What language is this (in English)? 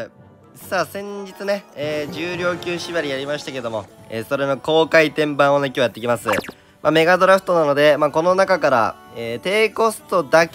Japanese